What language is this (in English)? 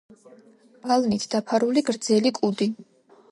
Georgian